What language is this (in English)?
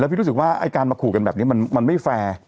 Thai